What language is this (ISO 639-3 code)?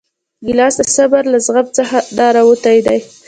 pus